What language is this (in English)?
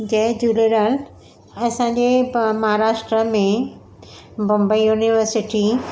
Sindhi